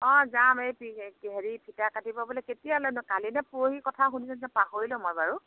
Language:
Assamese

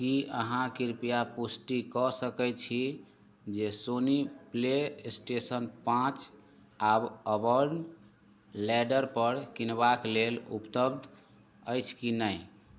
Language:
Maithili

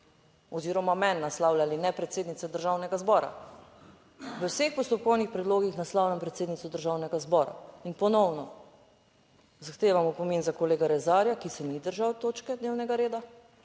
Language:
Slovenian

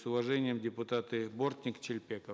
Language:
Kazakh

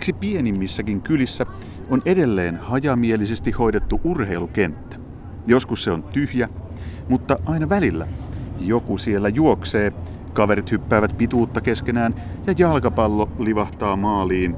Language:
Finnish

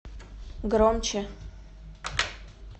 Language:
Russian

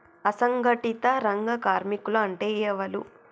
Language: Telugu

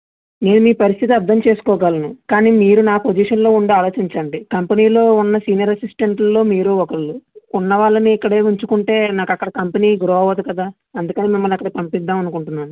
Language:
Telugu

